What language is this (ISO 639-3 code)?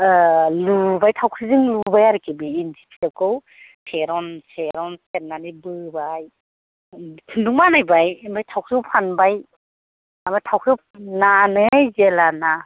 brx